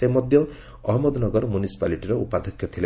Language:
Odia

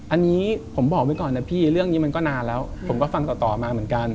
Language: Thai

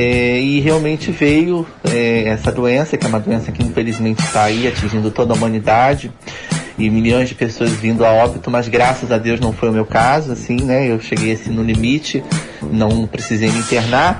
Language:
Portuguese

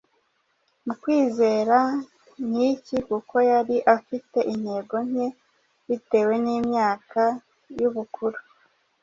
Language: Kinyarwanda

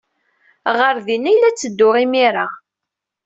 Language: Kabyle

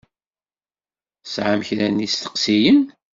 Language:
Kabyle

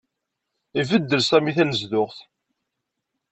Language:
Kabyle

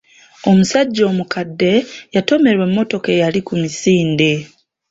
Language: Ganda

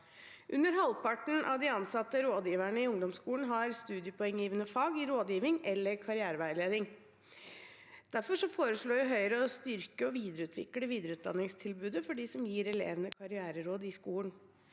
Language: Norwegian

